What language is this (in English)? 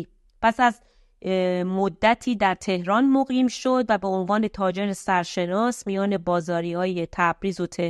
Persian